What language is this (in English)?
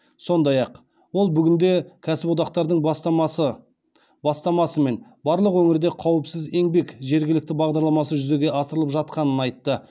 Kazakh